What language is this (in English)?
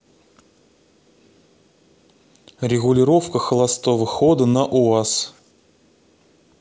Russian